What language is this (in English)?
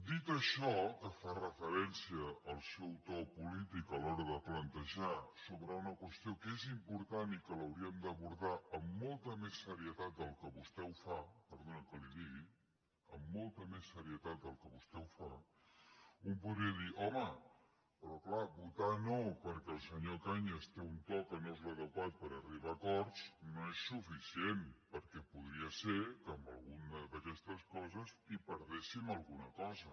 Catalan